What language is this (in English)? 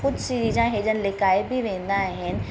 Sindhi